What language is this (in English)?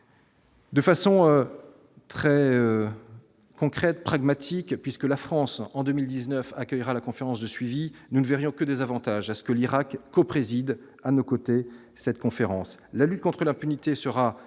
French